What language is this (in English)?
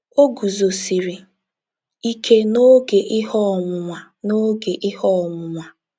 Igbo